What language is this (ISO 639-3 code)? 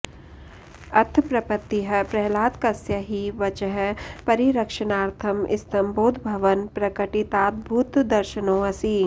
san